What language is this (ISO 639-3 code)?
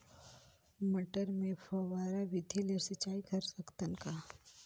hne